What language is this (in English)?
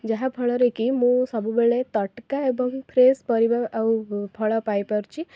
Odia